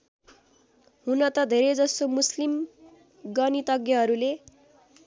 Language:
Nepali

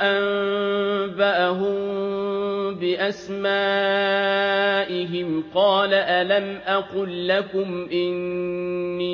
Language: Arabic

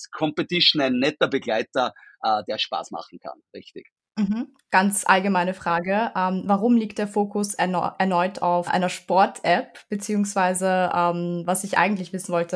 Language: German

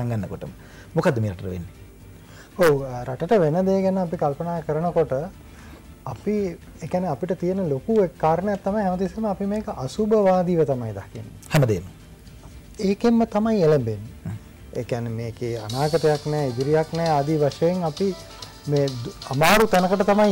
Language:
Indonesian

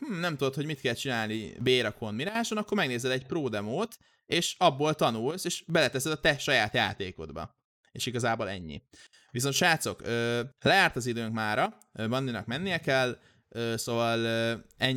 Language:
Hungarian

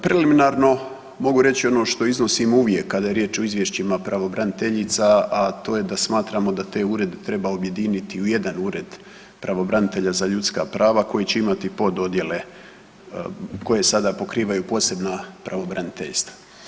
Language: Croatian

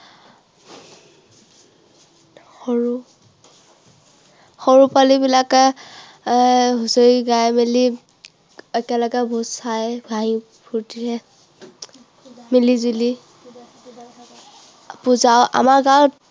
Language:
Assamese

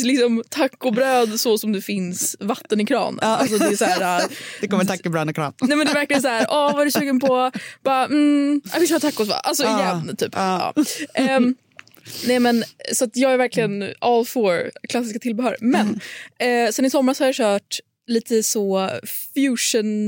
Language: Swedish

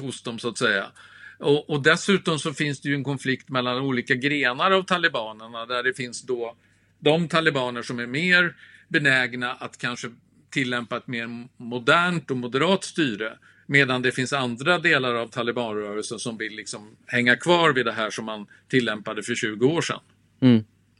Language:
Swedish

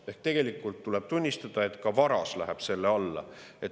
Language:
Estonian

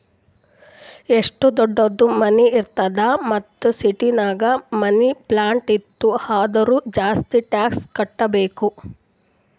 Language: Kannada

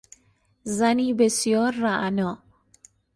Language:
Persian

